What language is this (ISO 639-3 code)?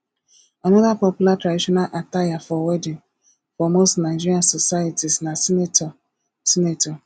pcm